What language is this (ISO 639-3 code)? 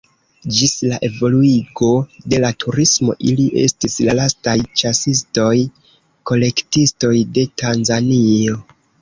epo